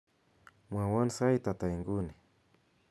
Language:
Kalenjin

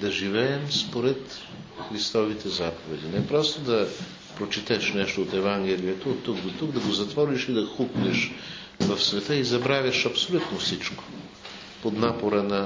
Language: Bulgarian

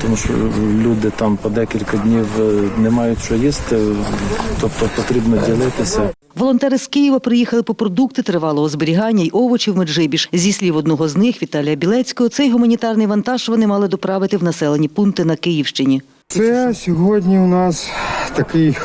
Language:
Ukrainian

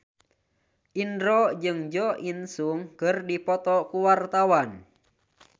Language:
Sundanese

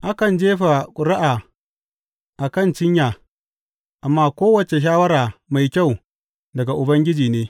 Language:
Hausa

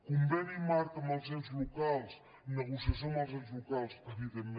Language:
Catalan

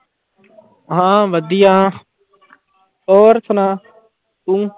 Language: Punjabi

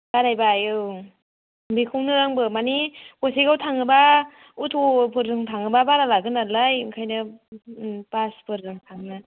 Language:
Bodo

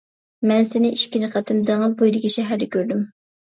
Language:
Uyghur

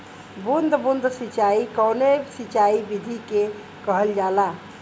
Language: Bhojpuri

